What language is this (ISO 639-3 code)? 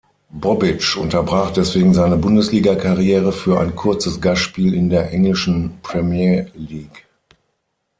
deu